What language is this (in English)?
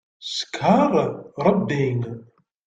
Kabyle